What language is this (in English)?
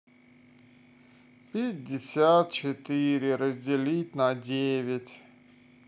Russian